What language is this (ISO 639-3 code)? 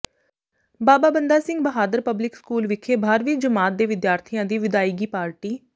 pan